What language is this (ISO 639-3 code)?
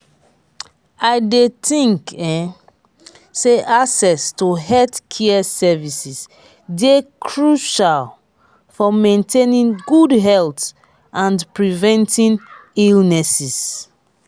pcm